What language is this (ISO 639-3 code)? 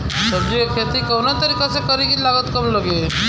bho